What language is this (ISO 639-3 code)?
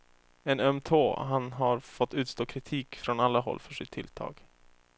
swe